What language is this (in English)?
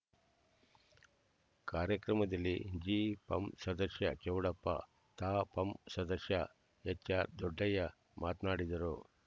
Kannada